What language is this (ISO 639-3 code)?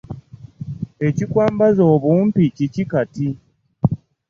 lug